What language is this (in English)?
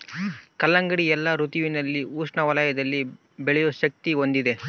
Kannada